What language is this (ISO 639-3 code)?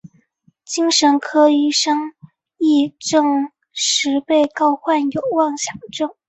zho